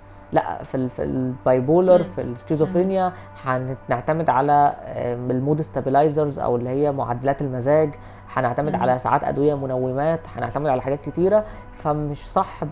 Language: Arabic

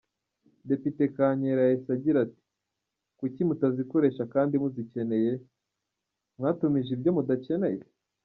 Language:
Kinyarwanda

